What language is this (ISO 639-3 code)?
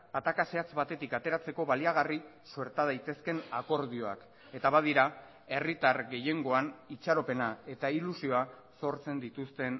eus